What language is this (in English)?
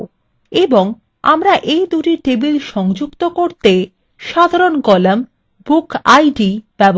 Bangla